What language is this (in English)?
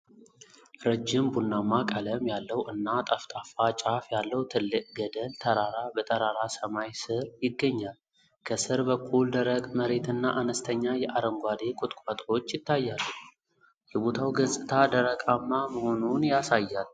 Amharic